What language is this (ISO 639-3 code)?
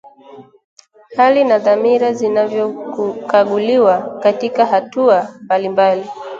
swa